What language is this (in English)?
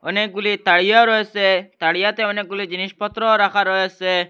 Bangla